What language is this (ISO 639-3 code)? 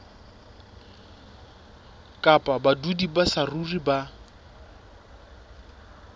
sot